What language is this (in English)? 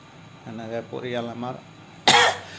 Assamese